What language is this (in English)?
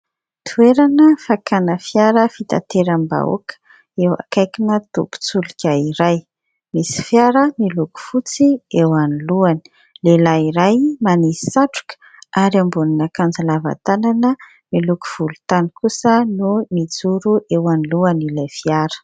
Malagasy